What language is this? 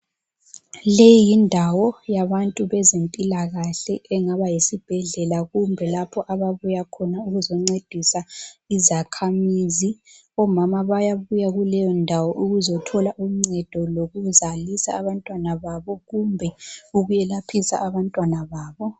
North Ndebele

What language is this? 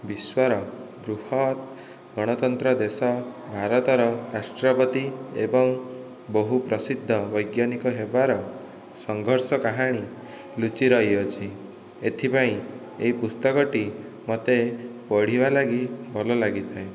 Odia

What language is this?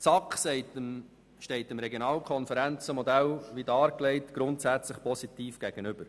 Swiss German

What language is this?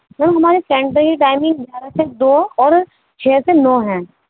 Urdu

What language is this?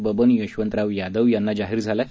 Marathi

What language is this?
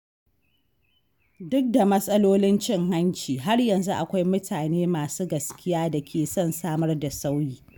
Hausa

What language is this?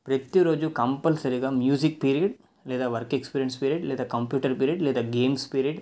Telugu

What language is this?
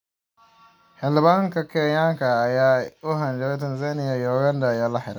Somali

